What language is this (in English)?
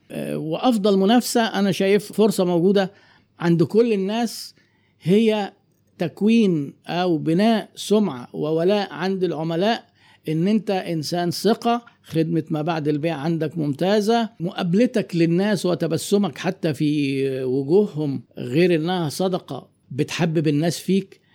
Arabic